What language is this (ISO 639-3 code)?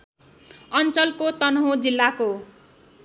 nep